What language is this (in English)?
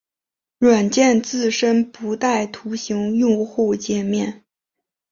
Chinese